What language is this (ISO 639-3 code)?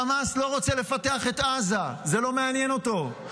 heb